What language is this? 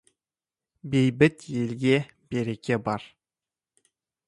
Kazakh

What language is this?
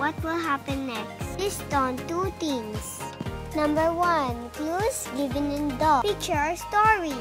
English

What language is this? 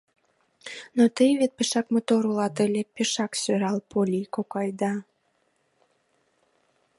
Mari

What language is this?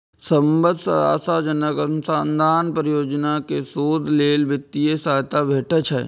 Maithili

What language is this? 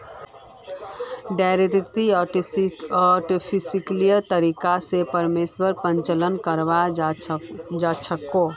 Magahi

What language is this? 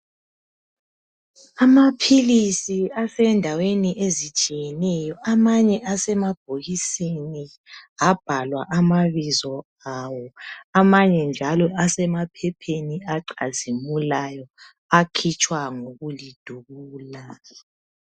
North Ndebele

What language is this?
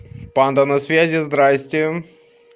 Russian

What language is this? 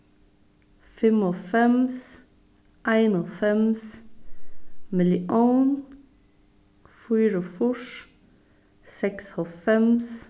Faroese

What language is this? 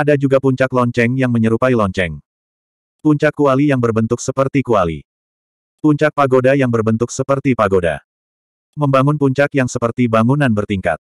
Indonesian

